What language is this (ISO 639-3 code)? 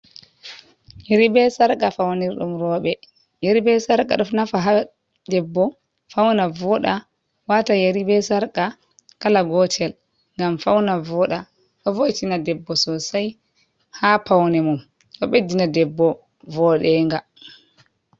ful